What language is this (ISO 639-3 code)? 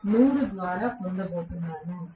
tel